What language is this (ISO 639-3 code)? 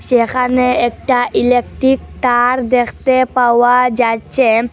ben